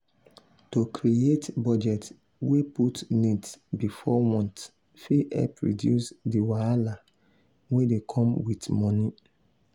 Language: Nigerian Pidgin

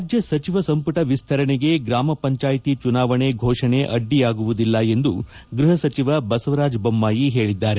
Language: Kannada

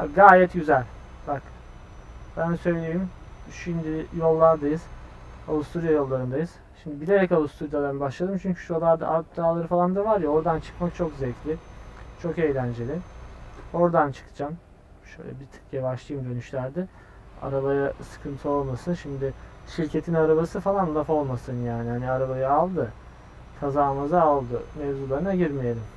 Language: Turkish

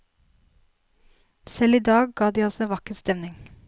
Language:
Norwegian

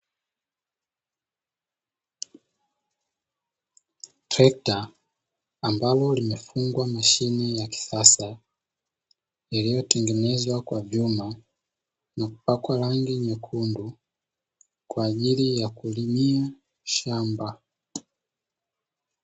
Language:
Swahili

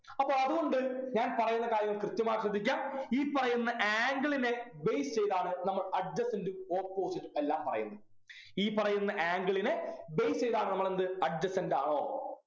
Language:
Malayalam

